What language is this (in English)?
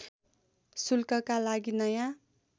Nepali